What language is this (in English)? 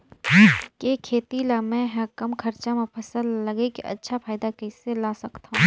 Chhattisgarhi